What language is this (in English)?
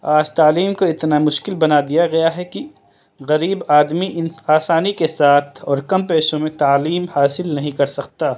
Urdu